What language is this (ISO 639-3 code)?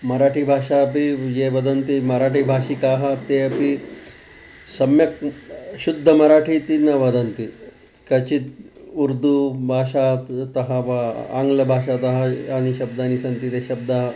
san